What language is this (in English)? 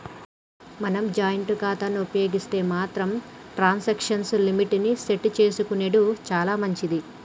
Telugu